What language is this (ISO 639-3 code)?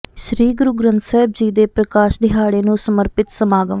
pan